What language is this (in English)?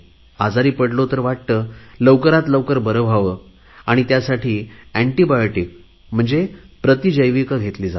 Marathi